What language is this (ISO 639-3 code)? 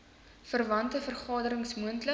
afr